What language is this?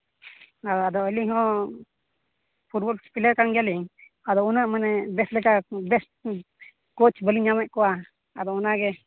Santali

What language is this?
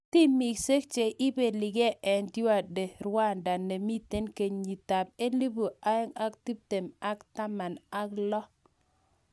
Kalenjin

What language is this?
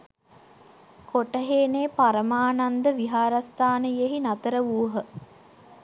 Sinhala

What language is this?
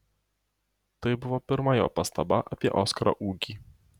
Lithuanian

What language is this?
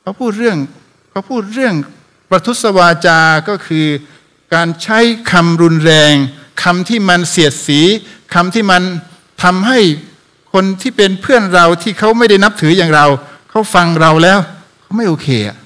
Thai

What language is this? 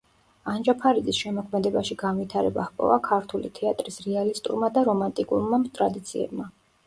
Georgian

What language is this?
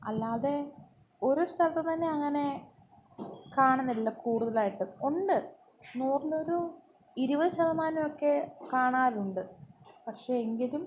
Malayalam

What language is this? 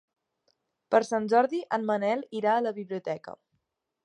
Catalan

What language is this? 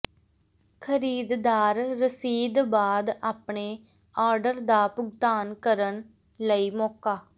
Punjabi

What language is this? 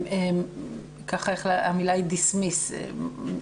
Hebrew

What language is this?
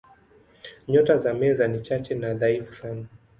Swahili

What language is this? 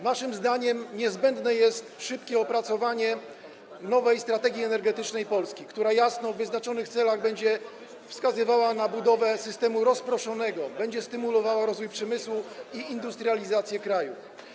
Polish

